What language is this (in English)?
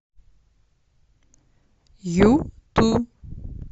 Russian